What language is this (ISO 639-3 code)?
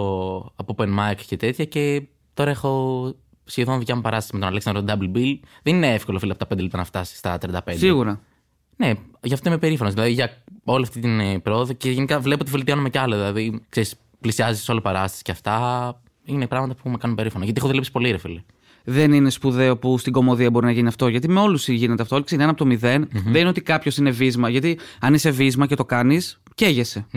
ell